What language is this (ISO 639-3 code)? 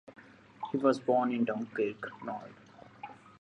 eng